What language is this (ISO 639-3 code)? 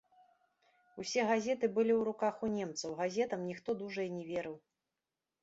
bel